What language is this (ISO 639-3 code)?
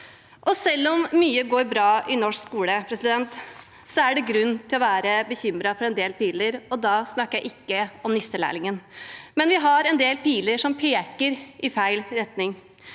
nor